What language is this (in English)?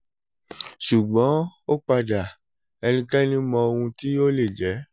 Yoruba